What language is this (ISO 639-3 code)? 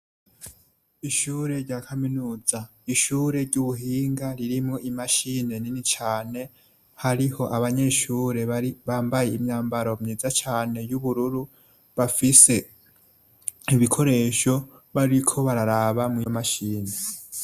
run